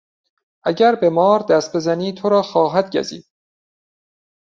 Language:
Persian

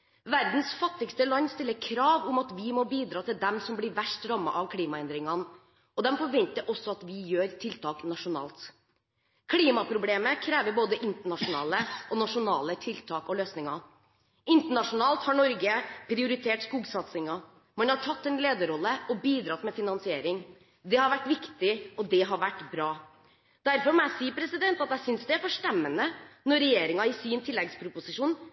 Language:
Norwegian Bokmål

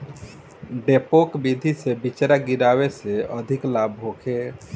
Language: Bhojpuri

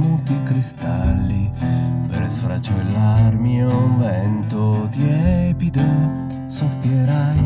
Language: Italian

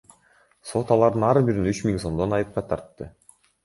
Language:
Kyrgyz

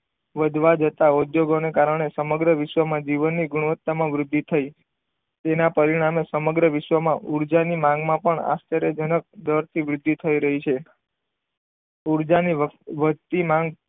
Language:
Gujarati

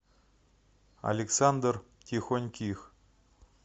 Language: Russian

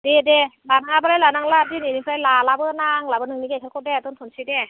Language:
Bodo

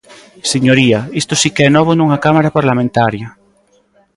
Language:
Galician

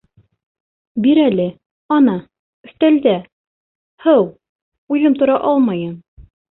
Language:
Bashkir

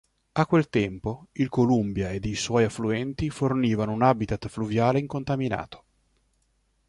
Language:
Italian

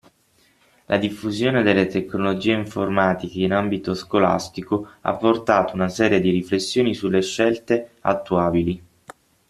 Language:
Italian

